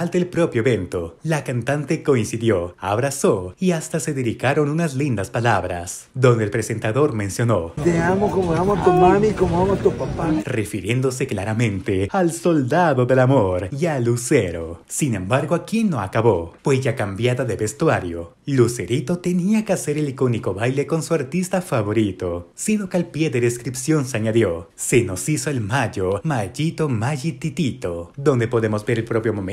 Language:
Spanish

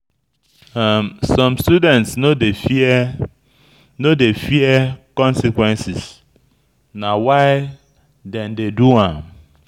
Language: Nigerian Pidgin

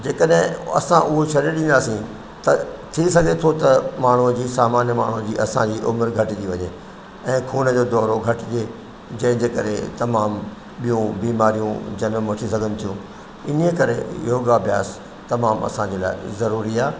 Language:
Sindhi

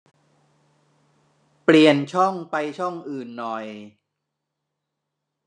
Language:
Thai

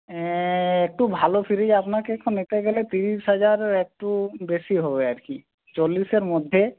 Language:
Bangla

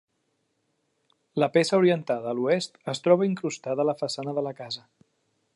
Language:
Catalan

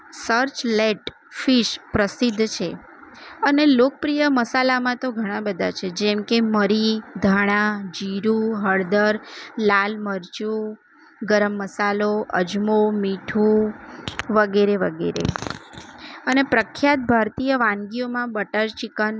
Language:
Gujarati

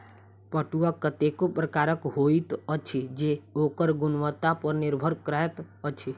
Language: Maithili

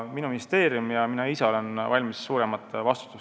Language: Estonian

